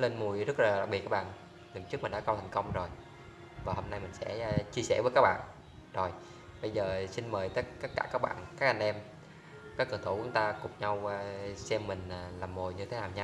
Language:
Vietnamese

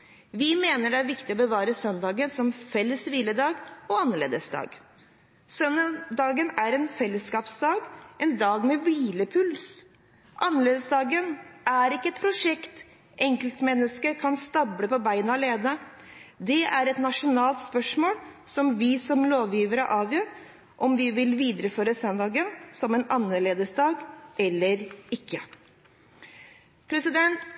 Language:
Norwegian Bokmål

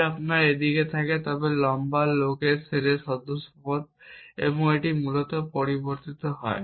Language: Bangla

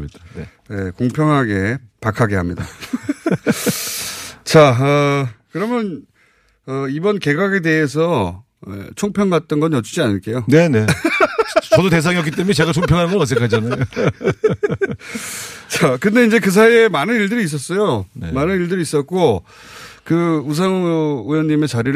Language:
Korean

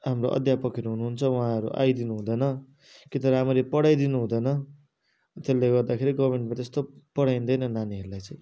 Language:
Nepali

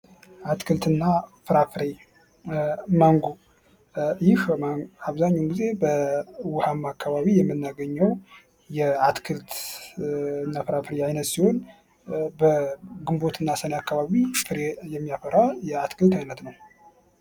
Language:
Amharic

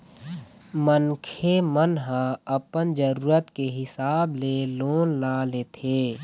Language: Chhattisgarhi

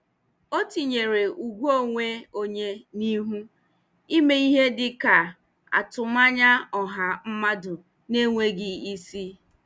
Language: Igbo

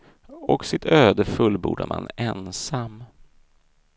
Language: Swedish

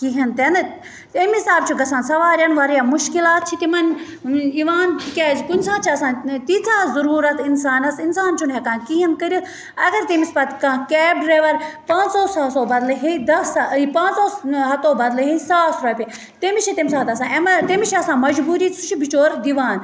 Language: Kashmiri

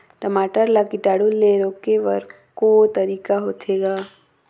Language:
Chhattisgarhi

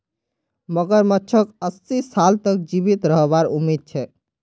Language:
Magahi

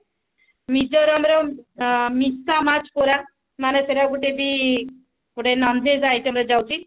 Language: Odia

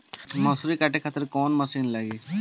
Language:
Bhojpuri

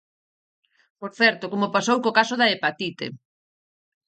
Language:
Galician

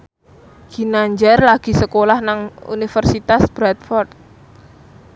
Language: Javanese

